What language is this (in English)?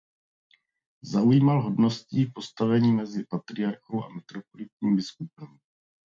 Czech